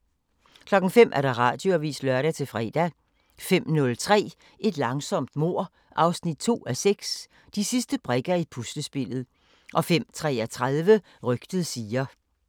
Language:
Danish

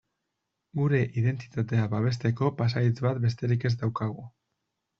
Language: Basque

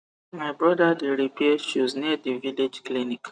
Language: Nigerian Pidgin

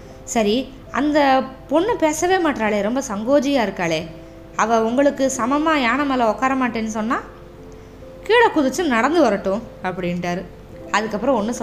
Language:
Tamil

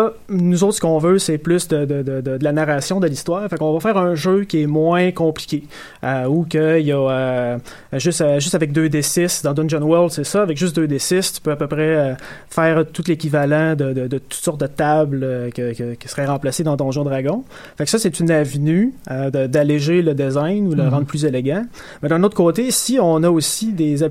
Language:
French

